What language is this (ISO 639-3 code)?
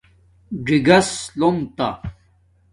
dmk